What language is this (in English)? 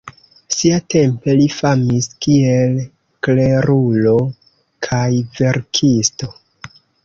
Esperanto